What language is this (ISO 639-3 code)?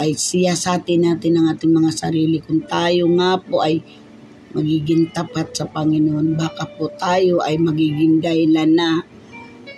fil